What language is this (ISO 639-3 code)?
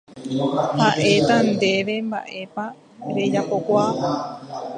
grn